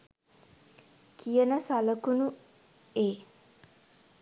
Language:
Sinhala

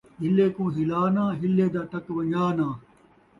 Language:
Saraiki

